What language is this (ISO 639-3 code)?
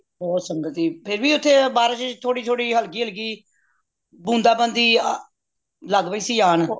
pan